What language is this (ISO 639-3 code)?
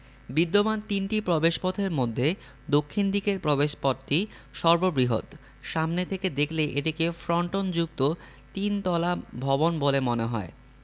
ben